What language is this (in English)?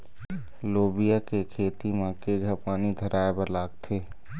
Chhattisgarhi